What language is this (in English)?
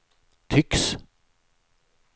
Swedish